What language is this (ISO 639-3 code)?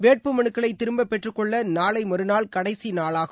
tam